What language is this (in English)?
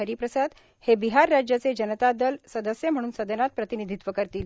Marathi